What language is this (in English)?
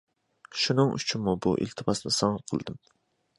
Uyghur